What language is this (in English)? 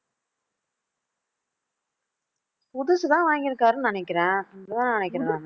Tamil